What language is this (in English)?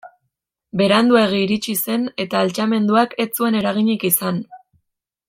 Basque